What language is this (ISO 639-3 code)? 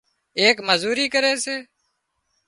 kxp